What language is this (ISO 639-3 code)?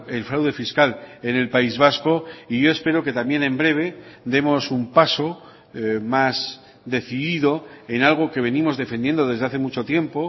spa